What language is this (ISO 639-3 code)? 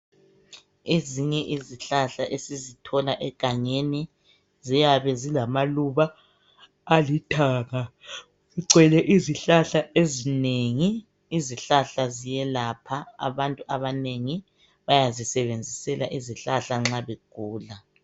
nde